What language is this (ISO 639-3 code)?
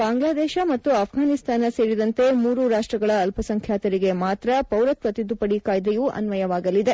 kan